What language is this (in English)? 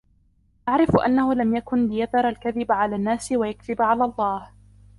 Arabic